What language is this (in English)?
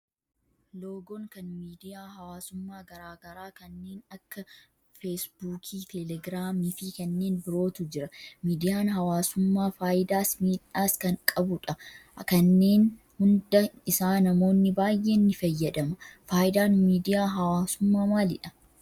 Oromo